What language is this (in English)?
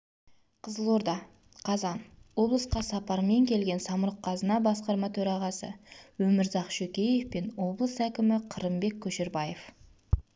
Kazakh